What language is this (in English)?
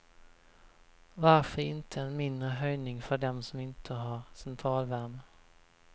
Swedish